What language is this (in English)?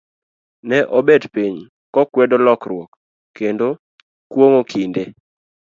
Luo (Kenya and Tanzania)